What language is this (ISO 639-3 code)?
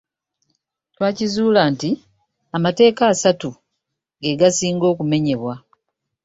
lug